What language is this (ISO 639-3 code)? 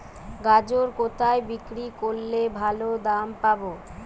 ben